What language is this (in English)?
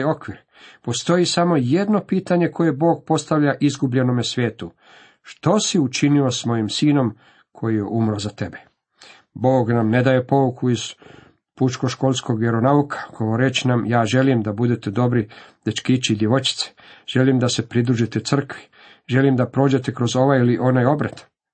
Croatian